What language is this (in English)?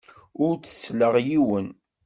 Kabyle